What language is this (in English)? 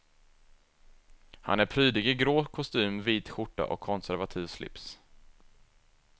Swedish